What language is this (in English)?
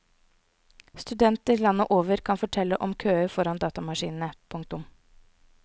Norwegian